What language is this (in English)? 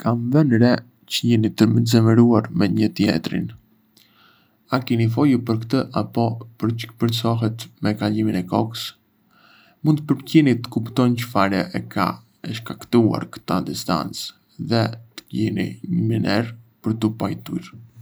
Arbëreshë Albanian